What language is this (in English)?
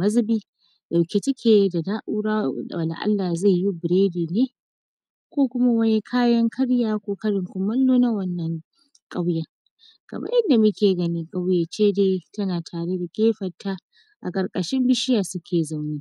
Hausa